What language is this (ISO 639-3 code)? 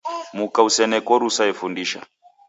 dav